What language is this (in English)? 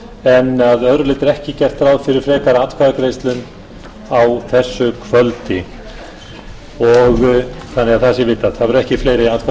Icelandic